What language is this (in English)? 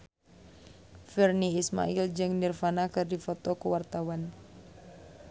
Sundanese